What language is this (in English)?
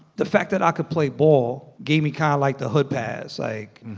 English